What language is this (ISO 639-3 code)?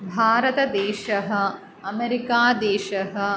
san